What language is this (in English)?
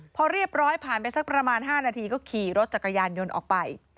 Thai